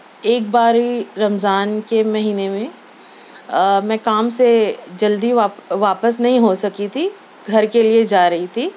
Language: Urdu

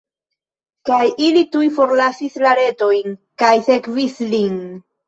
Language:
Esperanto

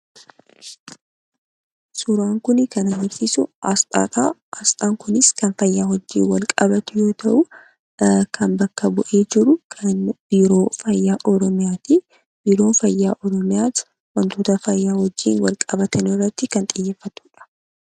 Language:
Oromo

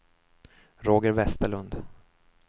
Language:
Swedish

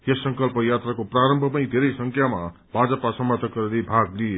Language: Nepali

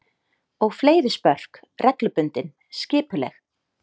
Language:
Icelandic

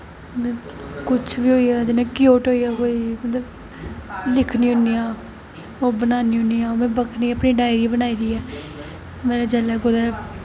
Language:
Dogri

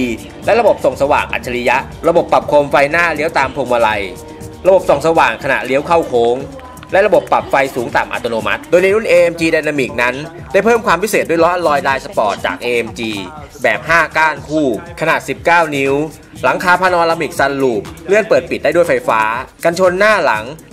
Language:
Thai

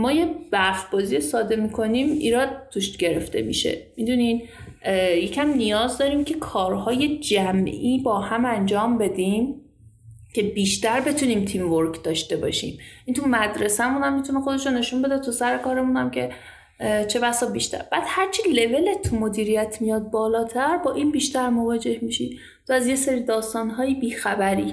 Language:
Persian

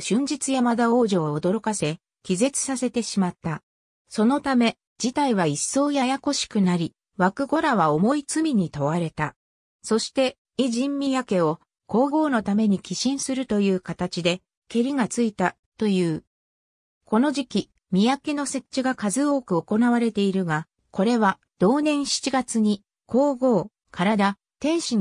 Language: Japanese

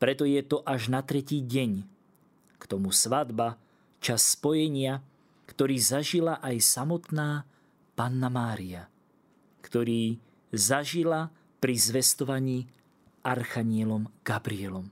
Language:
Slovak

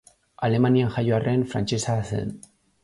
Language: Basque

